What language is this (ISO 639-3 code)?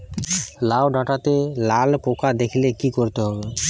ben